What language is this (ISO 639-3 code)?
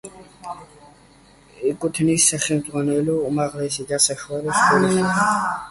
kat